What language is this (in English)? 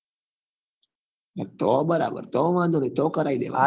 Gujarati